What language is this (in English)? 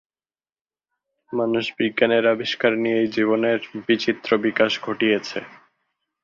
Bangla